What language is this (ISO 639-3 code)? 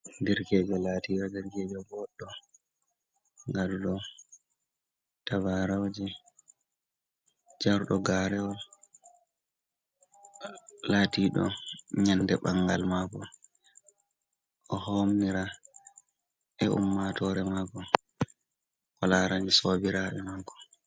ful